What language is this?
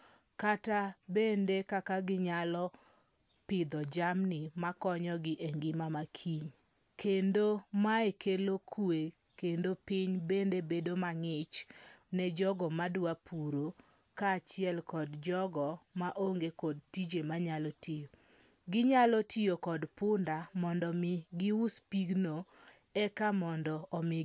Luo (Kenya and Tanzania)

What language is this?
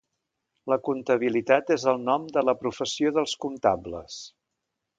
Catalan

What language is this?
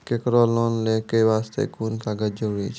Maithili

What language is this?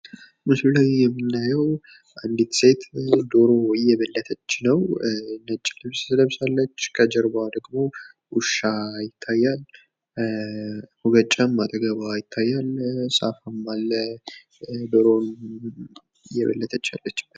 Amharic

